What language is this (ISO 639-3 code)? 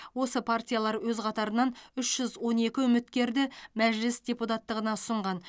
kaz